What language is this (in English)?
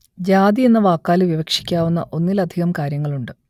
Malayalam